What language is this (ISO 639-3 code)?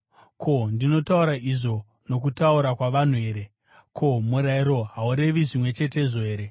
sna